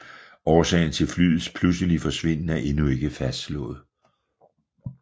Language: Danish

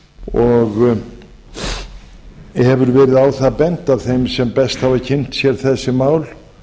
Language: Icelandic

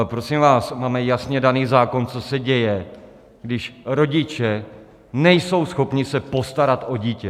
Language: Czech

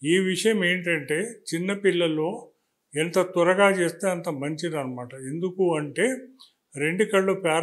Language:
Telugu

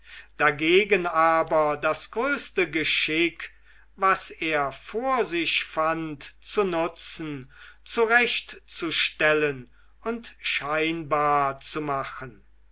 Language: German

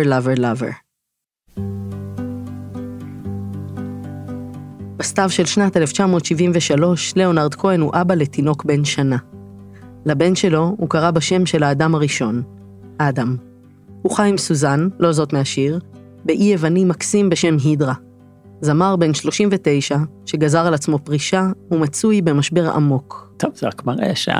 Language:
Hebrew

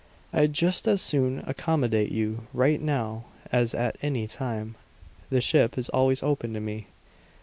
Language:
English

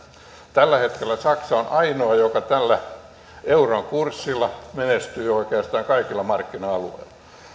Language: Finnish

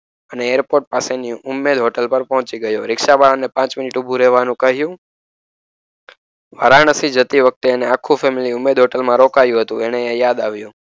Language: Gujarati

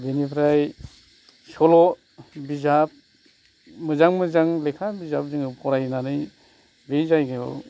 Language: Bodo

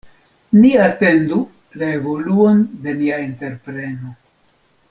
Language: Esperanto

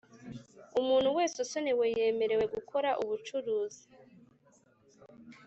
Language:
Kinyarwanda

